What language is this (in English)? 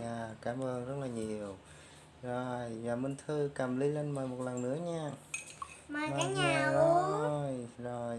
Vietnamese